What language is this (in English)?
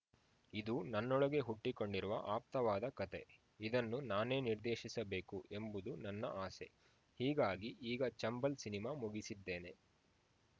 Kannada